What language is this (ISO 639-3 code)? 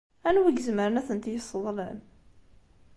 kab